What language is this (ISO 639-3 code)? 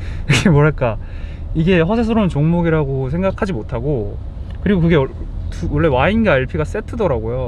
kor